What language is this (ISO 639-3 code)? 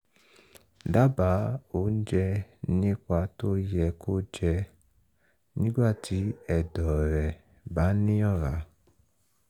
yor